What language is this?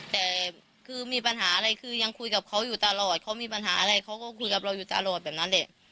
Thai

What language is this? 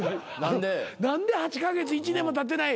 Japanese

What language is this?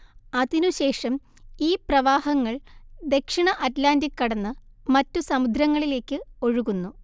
Malayalam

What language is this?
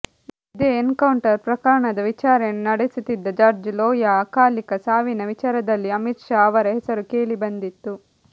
Kannada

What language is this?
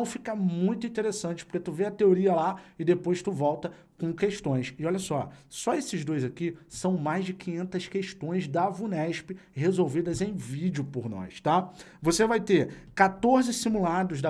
Portuguese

